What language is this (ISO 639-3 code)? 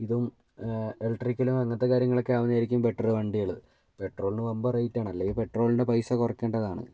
mal